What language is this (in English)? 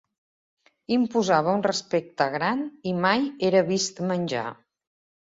Catalan